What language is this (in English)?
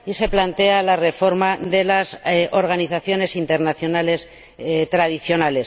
Spanish